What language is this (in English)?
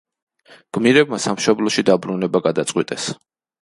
Georgian